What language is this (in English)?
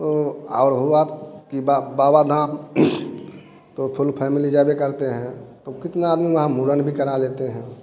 Hindi